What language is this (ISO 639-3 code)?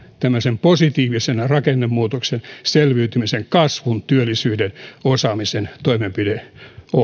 fin